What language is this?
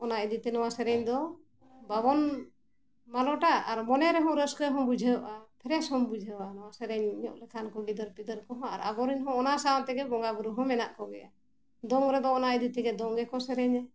Santali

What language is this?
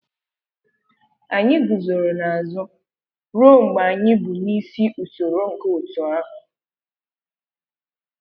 Igbo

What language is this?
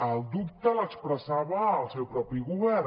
Catalan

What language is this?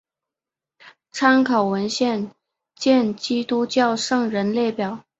Chinese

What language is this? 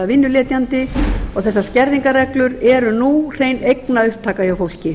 Icelandic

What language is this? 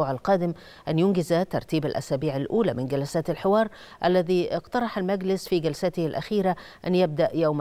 Arabic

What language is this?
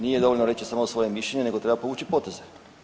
Croatian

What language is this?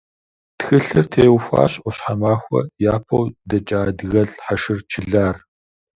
Kabardian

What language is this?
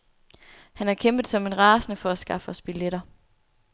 Danish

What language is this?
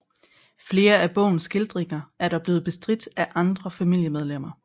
Danish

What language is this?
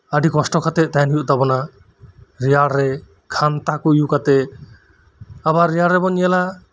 Santali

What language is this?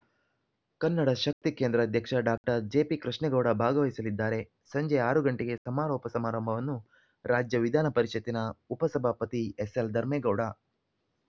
Kannada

